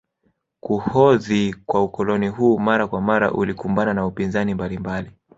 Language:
Swahili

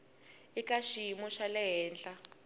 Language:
Tsonga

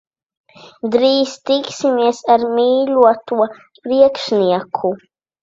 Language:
Latvian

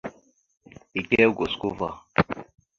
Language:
Mada (Cameroon)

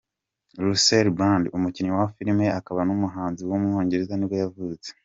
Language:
Kinyarwanda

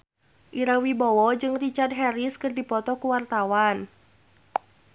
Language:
Sundanese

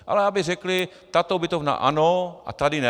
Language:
Czech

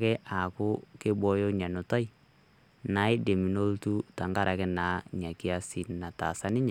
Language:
Masai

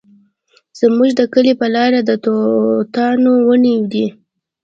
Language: Pashto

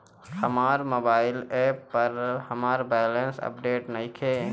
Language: Bhojpuri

